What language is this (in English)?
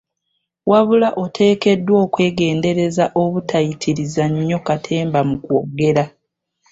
Ganda